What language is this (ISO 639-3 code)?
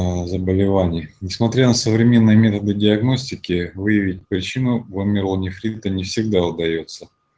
rus